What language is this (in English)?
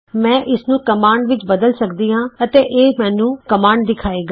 Punjabi